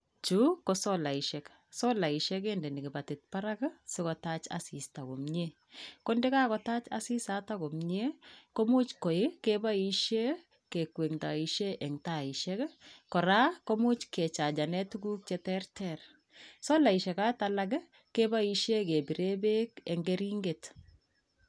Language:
Kalenjin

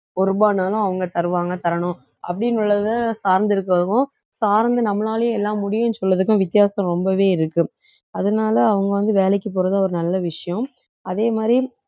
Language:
Tamil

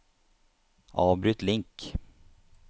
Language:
Norwegian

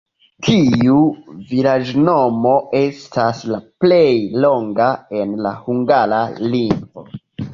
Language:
Esperanto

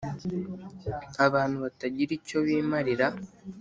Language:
Kinyarwanda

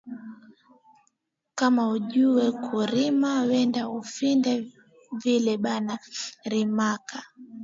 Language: Swahili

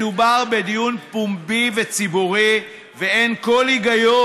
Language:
Hebrew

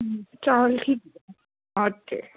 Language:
Punjabi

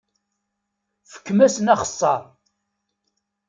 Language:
Kabyle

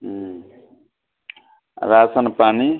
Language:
Maithili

